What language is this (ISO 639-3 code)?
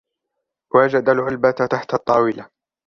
ara